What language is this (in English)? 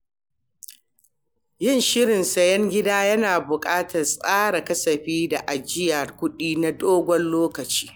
Hausa